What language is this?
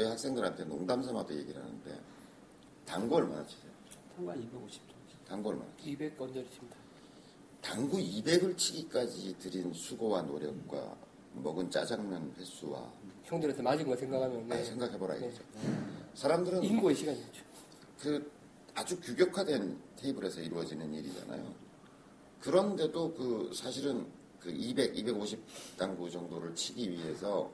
Korean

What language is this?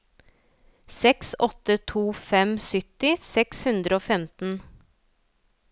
Norwegian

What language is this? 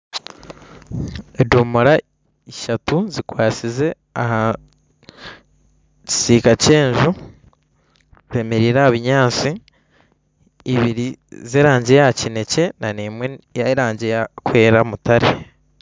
Nyankole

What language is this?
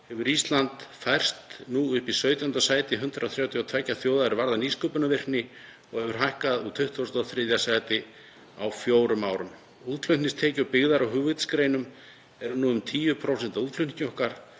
Icelandic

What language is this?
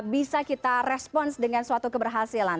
Indonesian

